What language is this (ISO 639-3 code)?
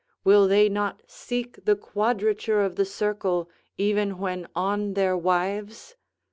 eng